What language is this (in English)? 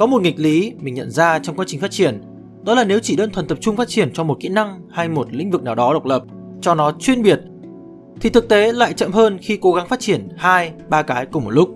Vietnamese